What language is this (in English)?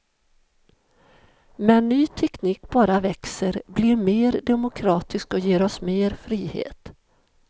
Swedish